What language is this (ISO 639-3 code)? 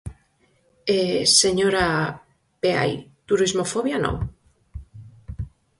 glg